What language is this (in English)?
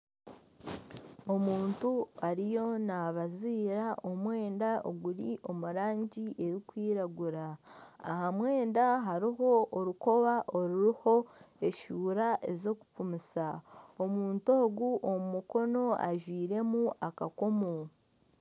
Nyankole